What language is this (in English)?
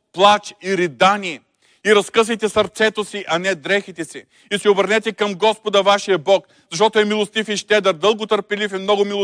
Bulgarian